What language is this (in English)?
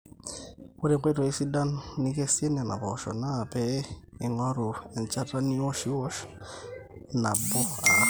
Masai